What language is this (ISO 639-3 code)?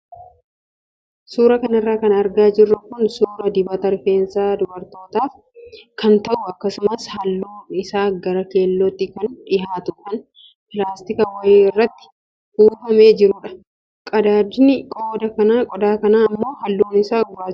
orm